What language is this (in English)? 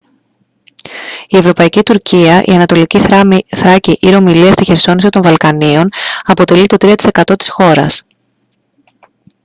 Greek